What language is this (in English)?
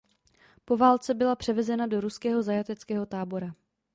Czech